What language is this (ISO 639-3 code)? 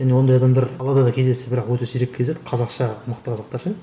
kaz